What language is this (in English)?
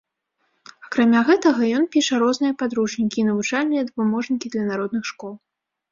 Belarusian